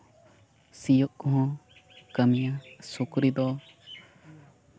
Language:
Santali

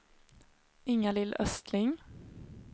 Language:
Swedish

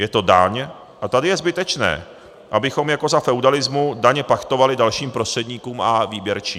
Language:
Czech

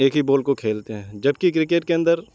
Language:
Urdu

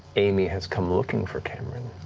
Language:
English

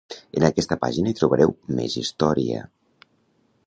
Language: Catalan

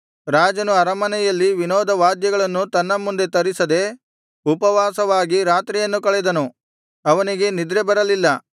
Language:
Kannada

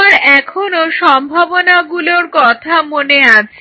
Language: Bangla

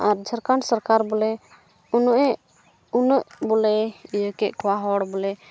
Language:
Santali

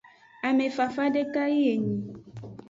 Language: Aja (Benin)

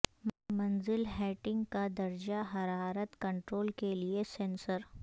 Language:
Urdu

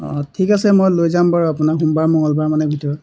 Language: Assamese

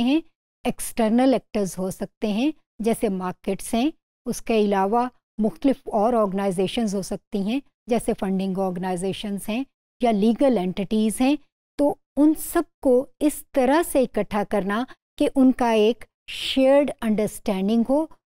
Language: Hindi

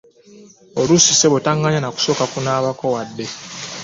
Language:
Ganda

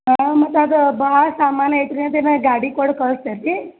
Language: Kannada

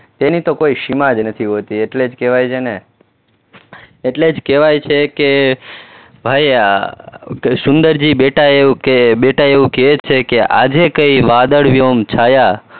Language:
Gujarati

